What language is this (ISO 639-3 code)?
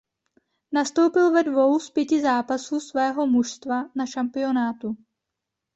ces